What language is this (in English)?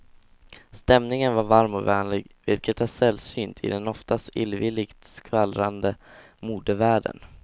Swedish